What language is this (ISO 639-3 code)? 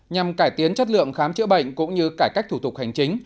vie